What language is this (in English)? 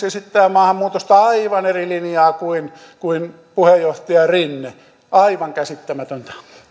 Finnish